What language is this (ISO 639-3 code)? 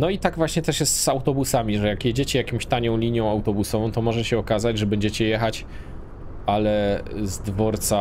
pol